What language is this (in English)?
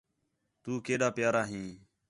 Khetrani